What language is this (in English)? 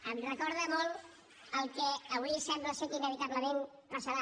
Catalan